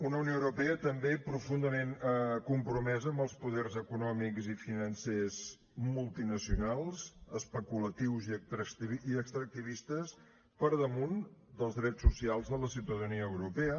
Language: Catalan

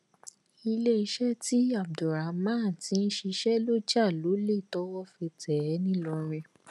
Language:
Yoruba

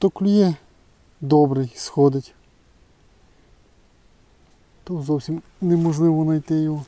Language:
Ukrainian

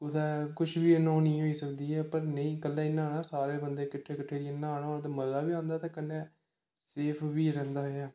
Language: Dogri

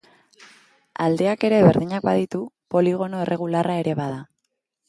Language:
Basque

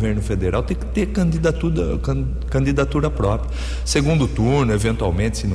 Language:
Portuguese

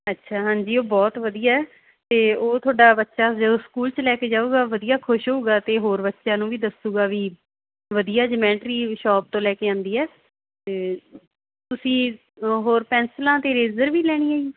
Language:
Punjabi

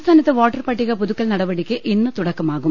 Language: Malayalam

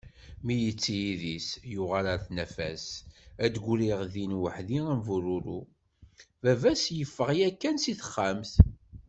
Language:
Kabyle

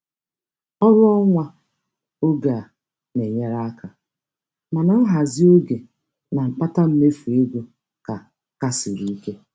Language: Igbo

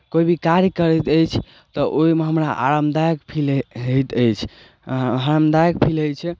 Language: Maithili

